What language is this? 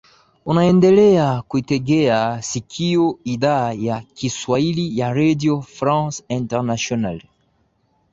Swahili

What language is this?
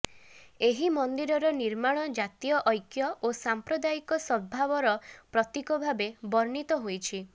Odia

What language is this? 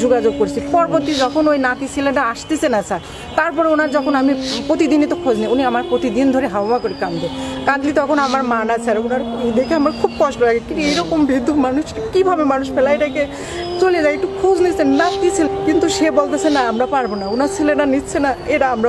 Romanian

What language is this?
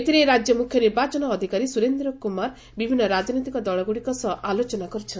Odia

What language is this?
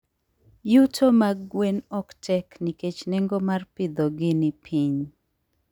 Luo (Kenya and Tanzania)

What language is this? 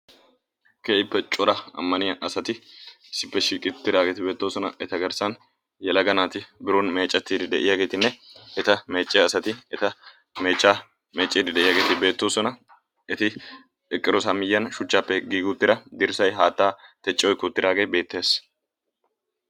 Wolaytta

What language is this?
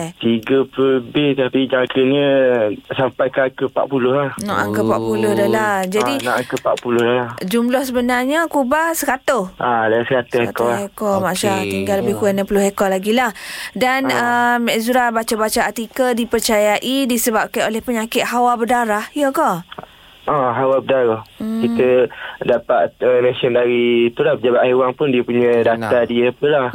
Malay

